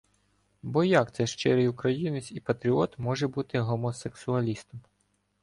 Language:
Ukrainian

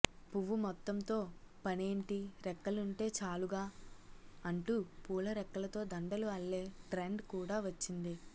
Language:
Telugu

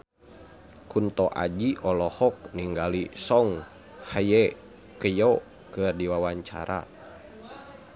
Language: Sundanese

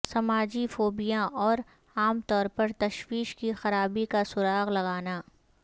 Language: Urdu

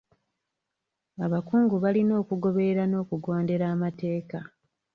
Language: Ganda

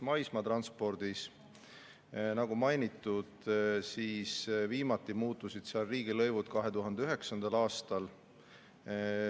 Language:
Estonian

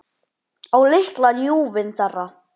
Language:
Icelandic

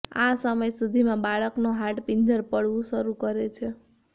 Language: Gujarati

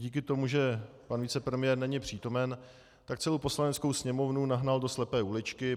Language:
Czech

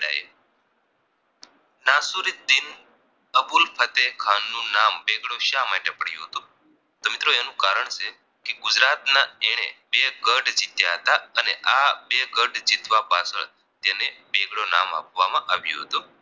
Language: Gujarati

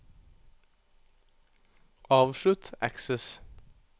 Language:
Norwegian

